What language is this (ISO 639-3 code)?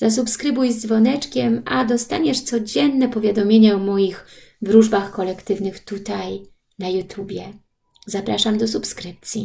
pol